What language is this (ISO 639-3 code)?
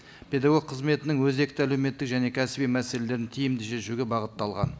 kaz